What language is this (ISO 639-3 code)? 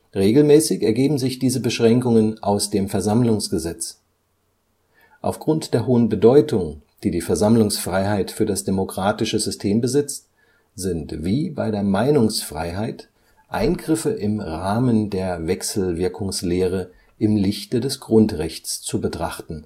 deu